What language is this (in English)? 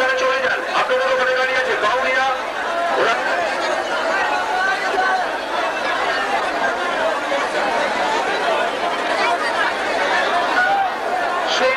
Turkish